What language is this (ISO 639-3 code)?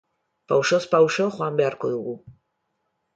eus